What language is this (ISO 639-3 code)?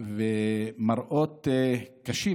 heb